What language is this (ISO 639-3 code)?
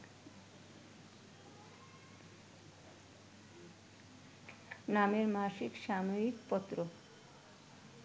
ben